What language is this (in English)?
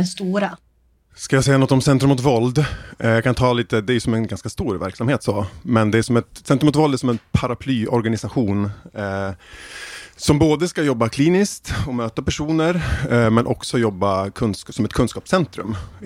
Swedish